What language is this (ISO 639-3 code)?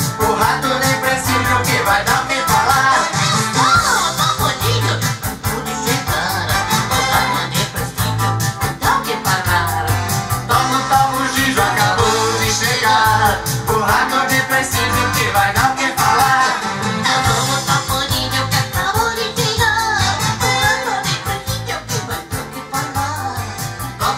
ron